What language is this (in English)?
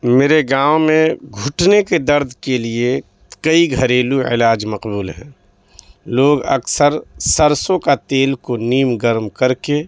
Urdu